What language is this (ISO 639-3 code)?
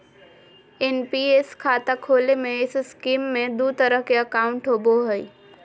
mag